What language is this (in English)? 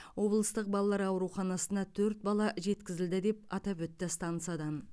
Kazakh